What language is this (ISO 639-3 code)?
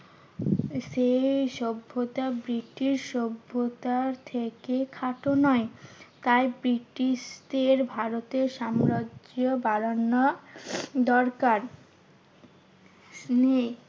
ben